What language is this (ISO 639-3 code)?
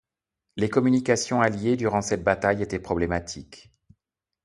fra